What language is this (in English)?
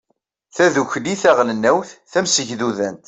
Kabyle